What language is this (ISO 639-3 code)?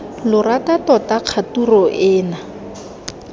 tsn